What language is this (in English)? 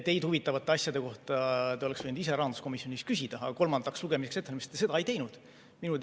Estonian